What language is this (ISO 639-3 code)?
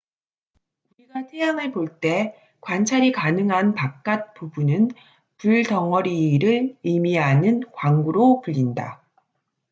kor